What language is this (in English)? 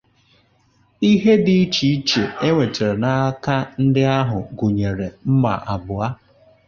Igbo